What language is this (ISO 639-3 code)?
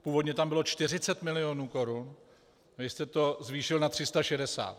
ces